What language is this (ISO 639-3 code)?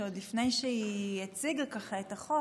heb